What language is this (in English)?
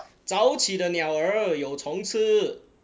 English